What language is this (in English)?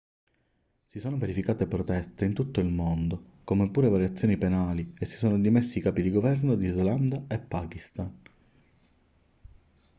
Italian